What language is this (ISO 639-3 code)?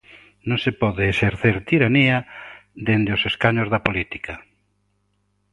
glg